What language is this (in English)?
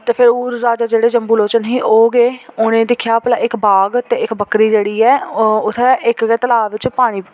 Dogri